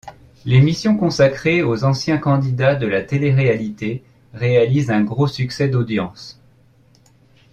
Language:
French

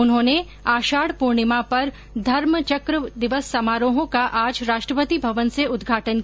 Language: Hindi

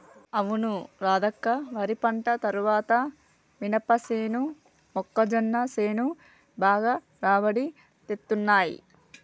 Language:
Telugu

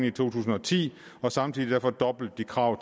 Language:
Danish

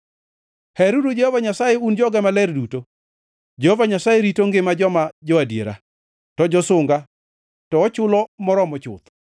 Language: Luo (Kenya and Tanzania)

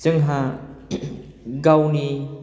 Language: Bodo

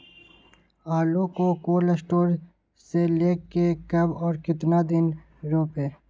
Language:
Magahi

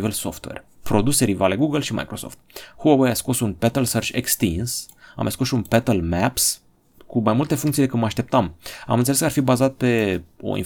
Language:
Romanian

